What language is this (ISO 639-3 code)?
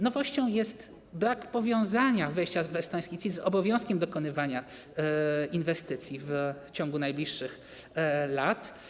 pol